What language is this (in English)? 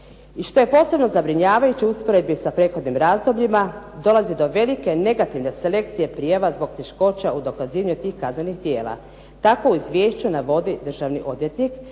Croatian